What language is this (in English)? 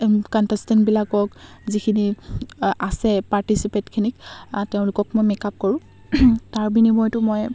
Assamese